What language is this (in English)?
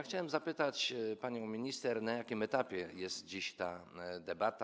Polish